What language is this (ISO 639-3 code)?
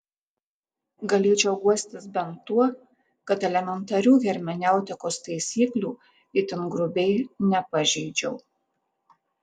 lit